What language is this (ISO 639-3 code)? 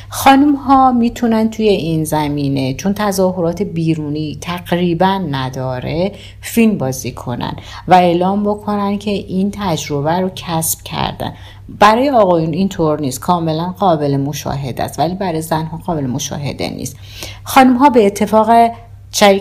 fas